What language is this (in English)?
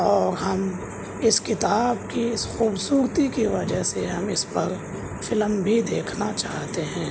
Urdu